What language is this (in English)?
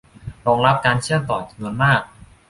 Thai